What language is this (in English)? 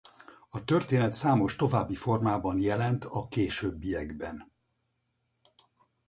Hungarian